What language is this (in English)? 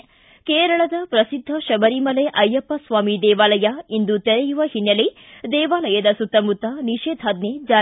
Kannada